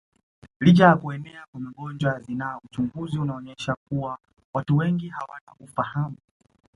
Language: Swahili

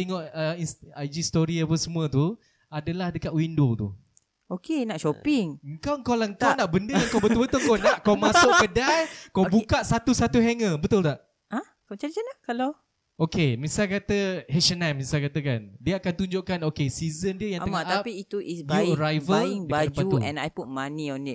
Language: Malay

